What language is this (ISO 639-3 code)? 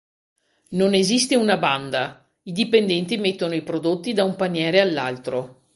ita